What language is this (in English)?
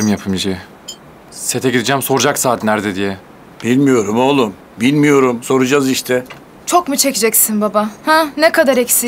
Turkish